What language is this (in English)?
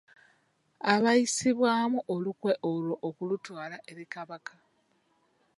Ganda